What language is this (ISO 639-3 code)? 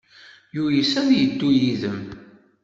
kab